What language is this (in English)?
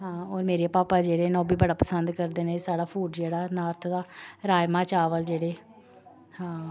Dogri